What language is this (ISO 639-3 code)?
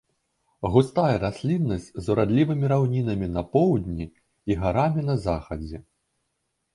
bel